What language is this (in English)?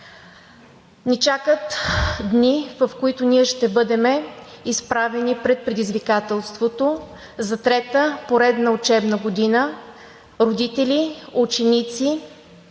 Bulgarian